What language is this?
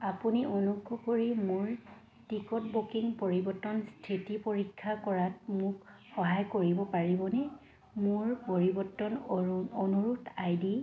Assamese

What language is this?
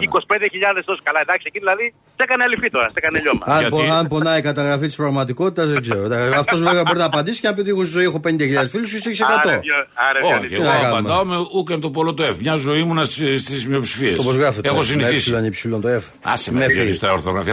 Greek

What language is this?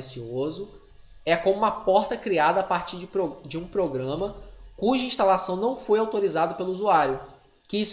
Portuguese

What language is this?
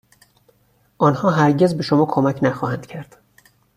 Persian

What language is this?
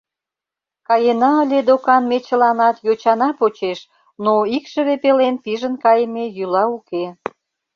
Mari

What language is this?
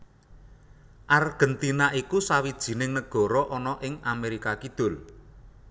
Javanese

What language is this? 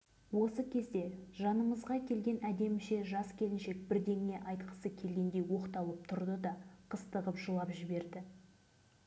Kazakh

